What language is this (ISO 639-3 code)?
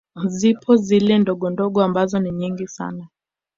swa